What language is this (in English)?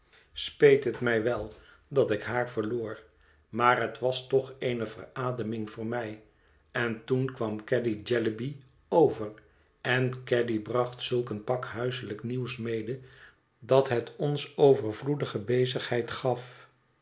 Dutch